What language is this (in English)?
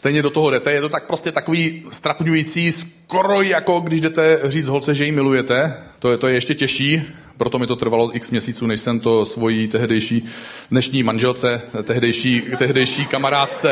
Czech